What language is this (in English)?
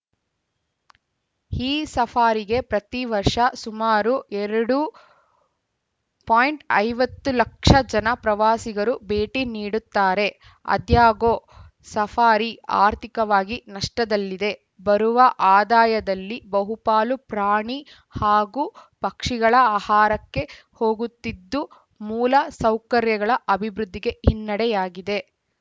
Kannada